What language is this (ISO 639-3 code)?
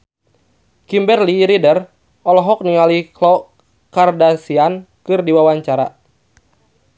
sun